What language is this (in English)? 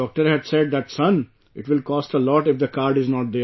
English